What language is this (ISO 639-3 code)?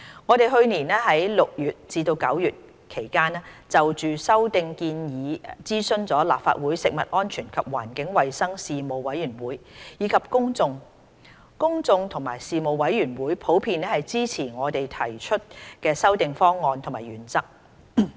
yue